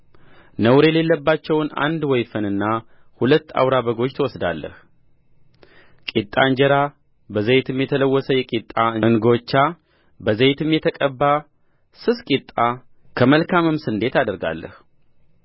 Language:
Amharic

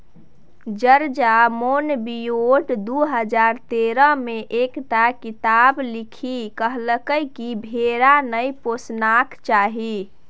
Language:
Maithili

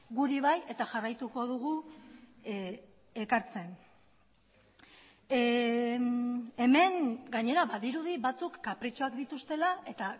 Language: Basque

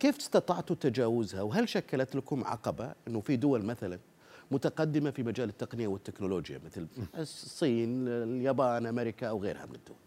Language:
Arabic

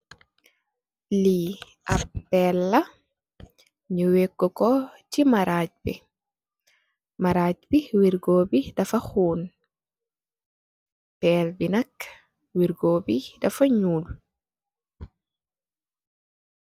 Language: Wolof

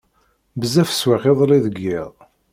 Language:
Kabyle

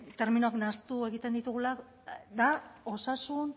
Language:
Basque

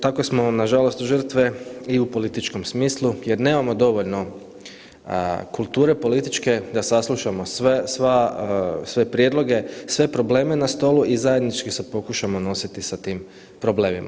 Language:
Croatian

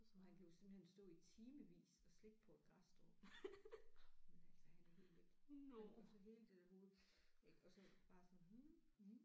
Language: Danish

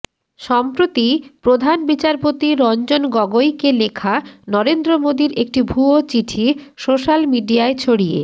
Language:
Bangla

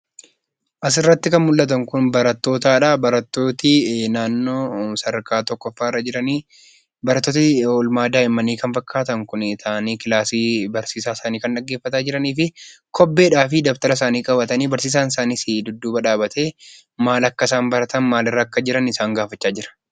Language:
Oromo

